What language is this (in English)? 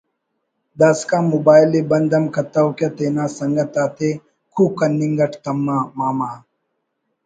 Brahui